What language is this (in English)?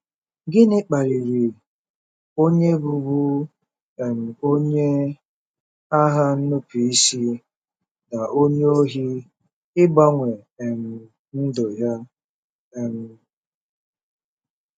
Igbo